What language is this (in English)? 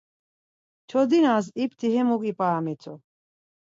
Laz